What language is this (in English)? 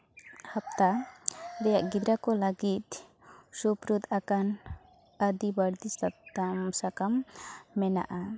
Santali